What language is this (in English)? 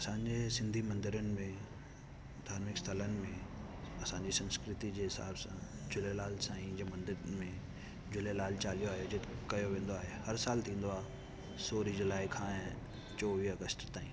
Sindhi